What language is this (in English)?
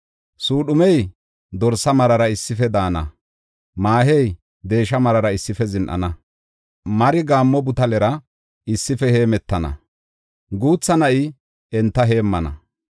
Gofa